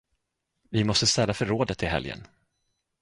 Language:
Swedish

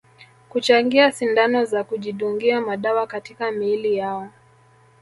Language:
Swahili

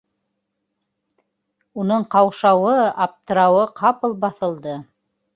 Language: Bashkir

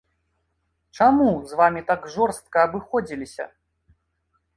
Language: Belarusian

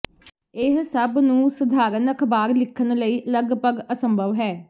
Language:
Punjabi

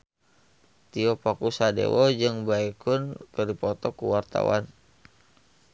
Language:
Sundanese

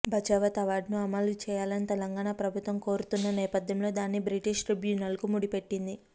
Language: Telugu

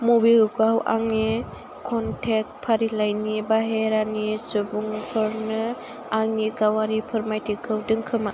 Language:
Bodo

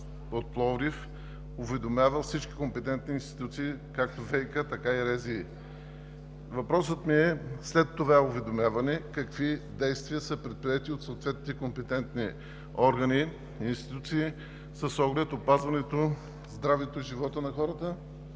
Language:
Bulgarian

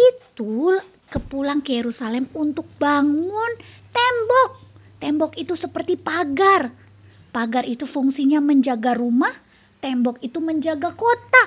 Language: Indonesian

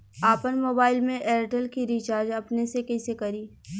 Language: Bhojpuri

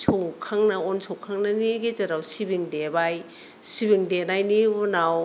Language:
Bodo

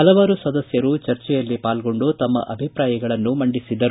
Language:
Kannada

